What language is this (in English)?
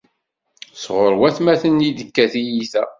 Kabyle